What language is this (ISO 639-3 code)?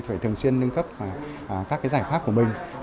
vie